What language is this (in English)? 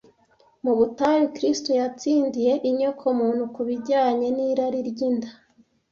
Kinyarwanda